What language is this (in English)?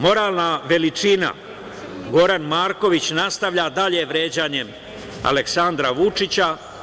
Serbian